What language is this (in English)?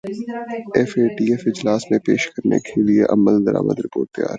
Urdu